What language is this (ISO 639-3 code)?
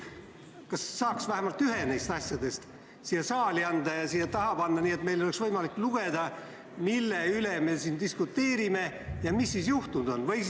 est